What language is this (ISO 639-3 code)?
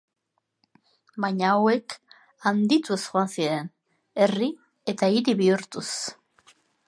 eus